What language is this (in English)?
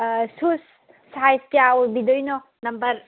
Manipuri